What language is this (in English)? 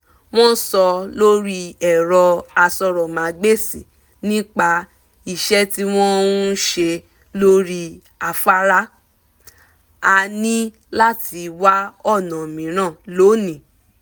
Yoruba